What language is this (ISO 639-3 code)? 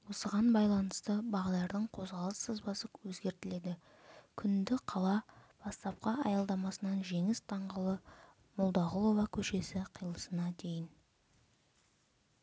kaz